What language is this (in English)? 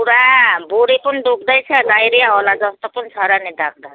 Nepali